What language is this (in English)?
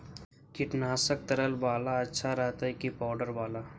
Magahi